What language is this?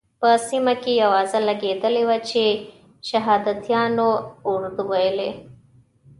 Pashto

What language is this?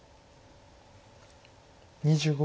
Japanese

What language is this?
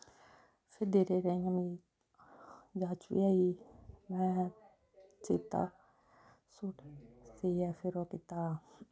Dogri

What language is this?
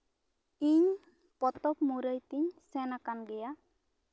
Santali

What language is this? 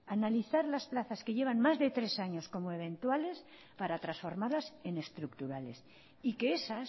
Spanish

